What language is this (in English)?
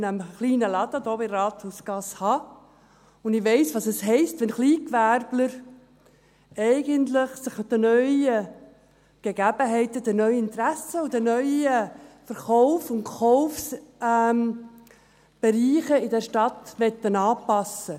Swiss German